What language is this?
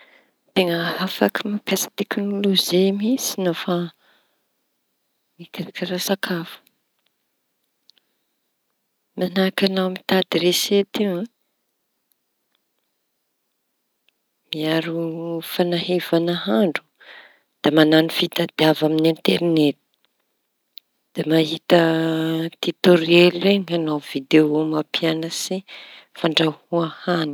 Tanosy Malagasy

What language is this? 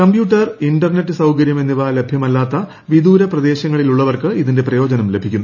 Malayalam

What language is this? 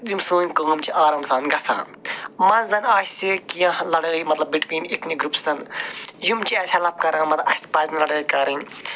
Kashmiri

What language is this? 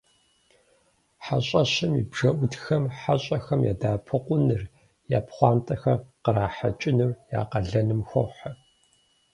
Kabardian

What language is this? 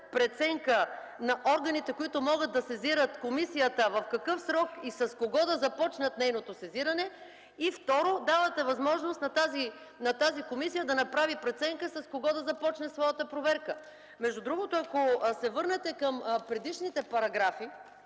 Bulgarian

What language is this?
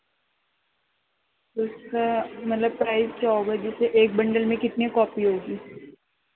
Urdu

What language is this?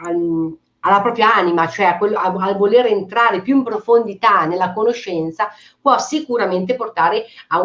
Italian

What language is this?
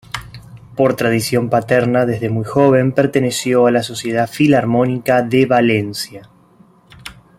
Spanish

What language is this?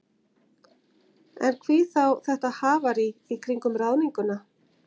Icelandic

